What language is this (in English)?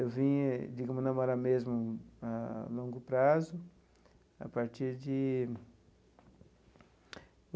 Portuguese